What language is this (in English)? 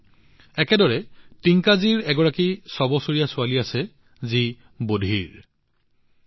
Assamese